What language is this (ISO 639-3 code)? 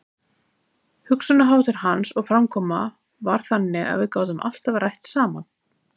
isl